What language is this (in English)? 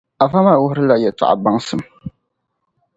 Dagbani